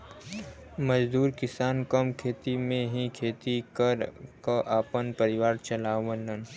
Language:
Bhojpuri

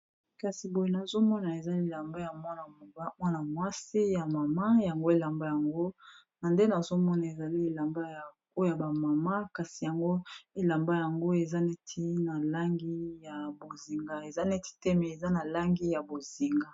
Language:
Lingala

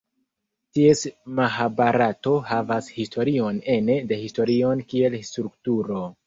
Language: Esperanto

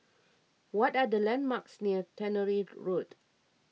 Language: English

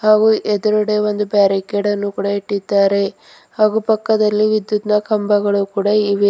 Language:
Kannada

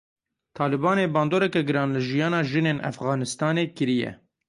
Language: Kurdish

